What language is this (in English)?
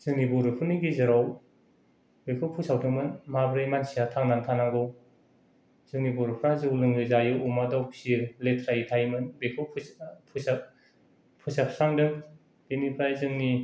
Bodo